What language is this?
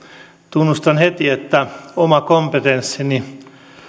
Finnish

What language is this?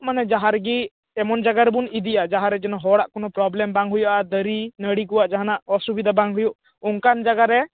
Santali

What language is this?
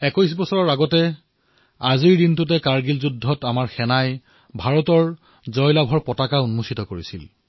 Assamese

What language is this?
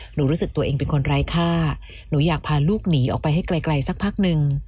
Thai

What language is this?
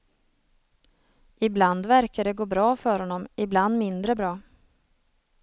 Swedish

